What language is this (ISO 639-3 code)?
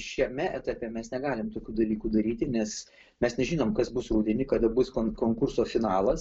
lit